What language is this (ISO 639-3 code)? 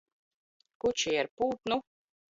lav